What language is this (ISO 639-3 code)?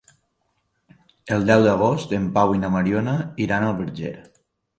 cat